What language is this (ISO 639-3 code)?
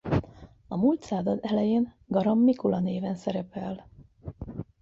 hun